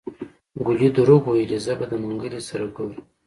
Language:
Pashto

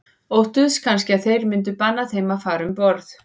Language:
Icelandic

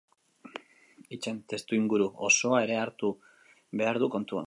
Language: Basque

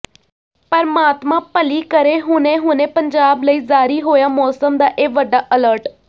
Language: Punjabi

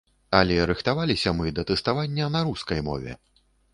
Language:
Belarusian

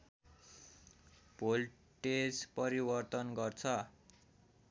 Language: Nepali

